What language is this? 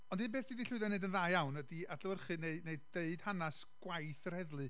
Welsh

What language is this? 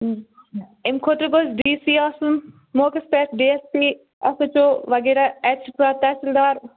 Kashmiri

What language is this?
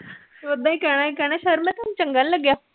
Punjabi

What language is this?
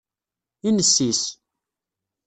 Kabyle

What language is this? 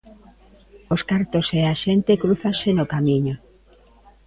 Galician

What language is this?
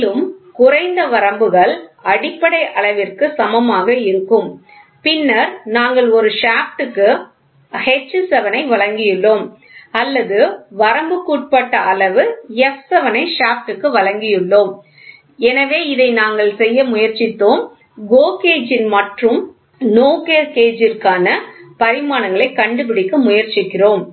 Tamil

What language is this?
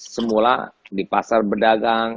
Indonesian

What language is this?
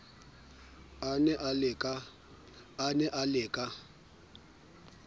Southern Sotho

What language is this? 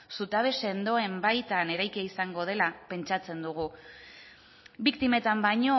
Basque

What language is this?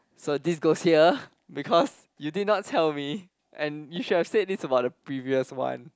English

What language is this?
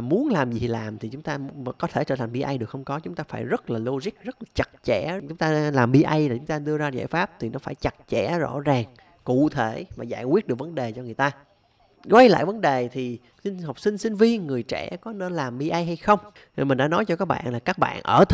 Vietnamese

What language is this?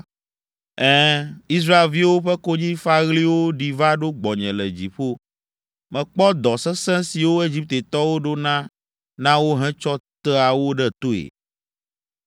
Ewe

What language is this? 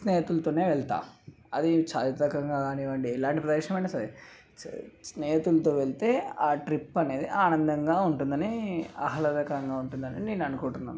Telugu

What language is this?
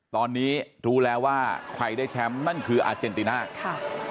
Thai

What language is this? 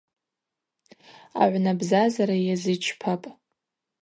Abaza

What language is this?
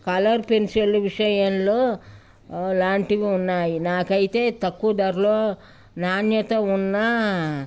Telugu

